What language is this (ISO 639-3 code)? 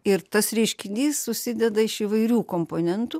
lit